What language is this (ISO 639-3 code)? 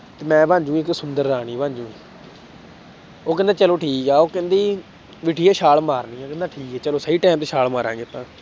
pan